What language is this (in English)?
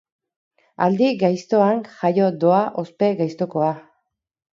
Basque